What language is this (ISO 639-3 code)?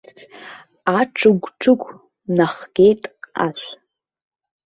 abk